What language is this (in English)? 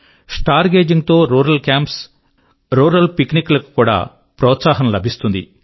Telugu